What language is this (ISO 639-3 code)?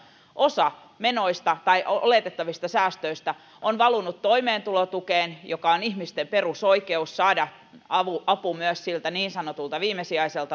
fin